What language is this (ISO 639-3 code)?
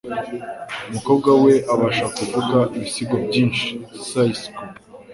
kin